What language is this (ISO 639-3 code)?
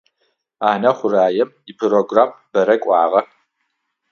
ady